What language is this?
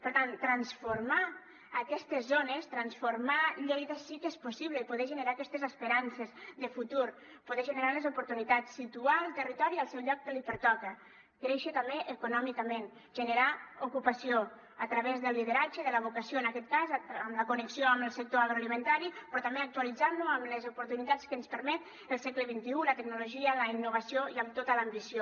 Catalan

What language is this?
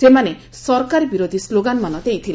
Odia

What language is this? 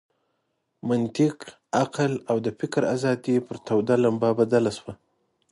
Pashto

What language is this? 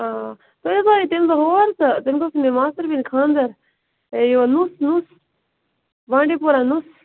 Kashmiri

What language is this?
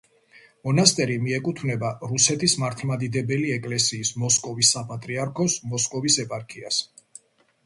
Georgian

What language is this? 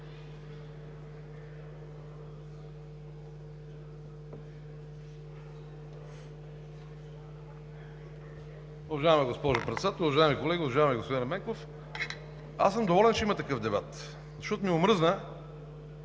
Bulgarian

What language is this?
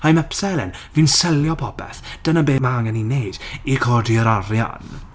Welsh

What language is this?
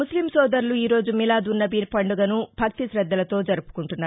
Telugu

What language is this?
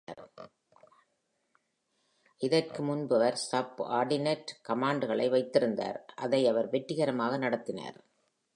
Tamil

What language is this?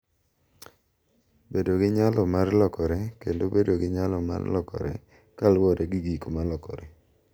Luo (Kenya and Tanzania)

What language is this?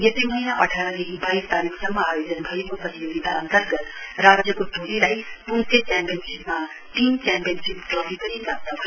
Nepali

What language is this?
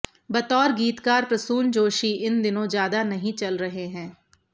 Hindi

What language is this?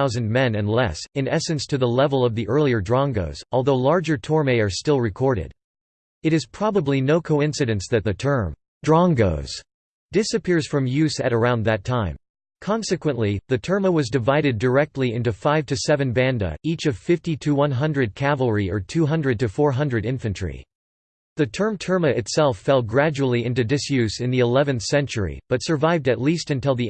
English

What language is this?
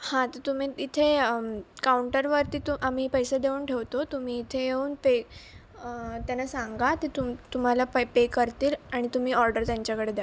Marathi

